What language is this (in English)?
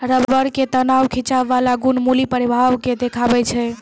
Maithili